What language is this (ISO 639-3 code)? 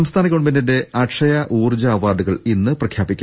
mal